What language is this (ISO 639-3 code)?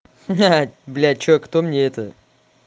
rus